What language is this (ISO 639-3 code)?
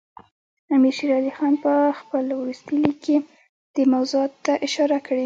pus